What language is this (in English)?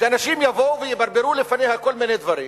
Hebrew